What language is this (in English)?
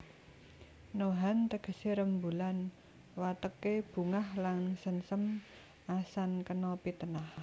Javanese